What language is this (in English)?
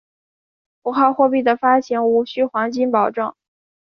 Chinese